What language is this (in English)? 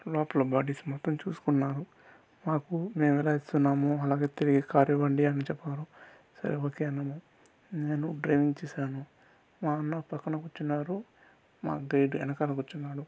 Telugu